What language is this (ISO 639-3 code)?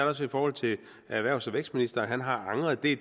dan